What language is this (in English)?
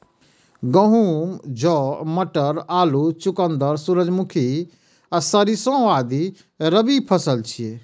Maithili